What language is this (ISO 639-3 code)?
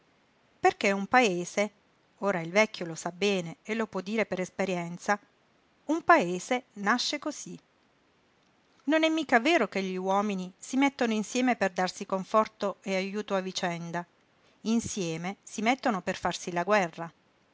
ita